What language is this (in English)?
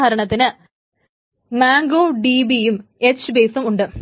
Malayalam